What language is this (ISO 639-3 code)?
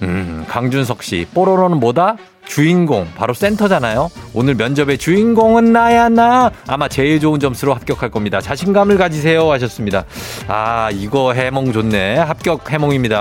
kor